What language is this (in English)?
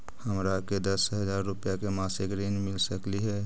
Magahi